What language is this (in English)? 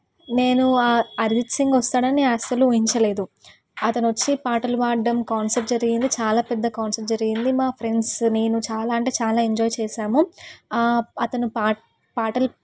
Telugu